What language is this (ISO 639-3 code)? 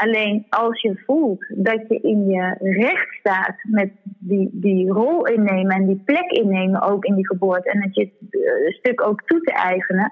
nld